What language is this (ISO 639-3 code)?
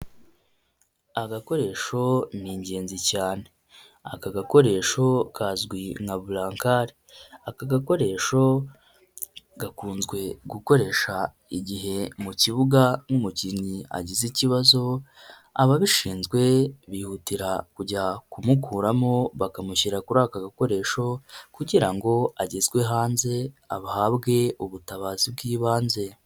kin